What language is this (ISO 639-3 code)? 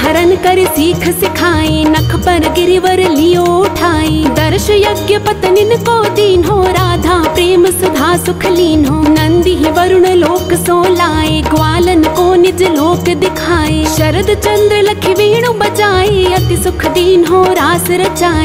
hin